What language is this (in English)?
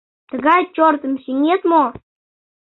Mari